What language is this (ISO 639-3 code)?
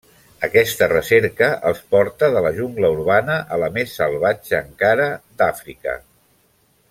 cat